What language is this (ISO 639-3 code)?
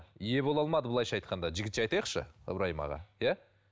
kaz